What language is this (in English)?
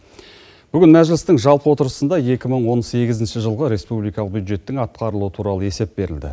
Kazakh